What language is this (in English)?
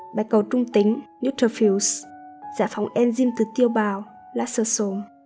Vietnamese